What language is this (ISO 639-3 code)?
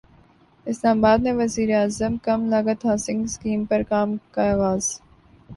urd